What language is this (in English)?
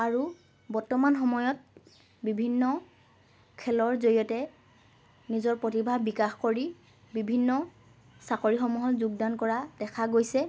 Assamese